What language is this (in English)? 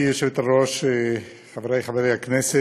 Hebrew